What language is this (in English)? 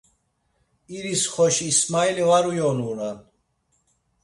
Laz